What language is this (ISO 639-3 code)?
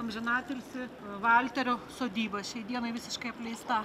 lit